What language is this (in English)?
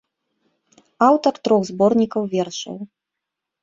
Belarusian